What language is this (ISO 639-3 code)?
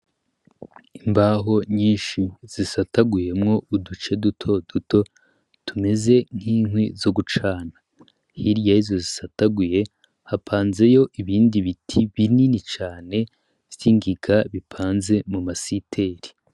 run